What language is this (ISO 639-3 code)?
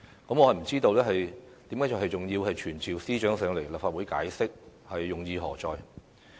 yue